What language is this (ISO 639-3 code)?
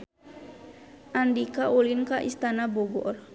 sun